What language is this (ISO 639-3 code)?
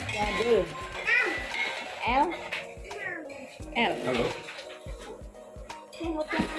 ind